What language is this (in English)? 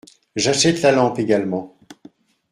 French